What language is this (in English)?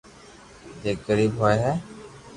Loarki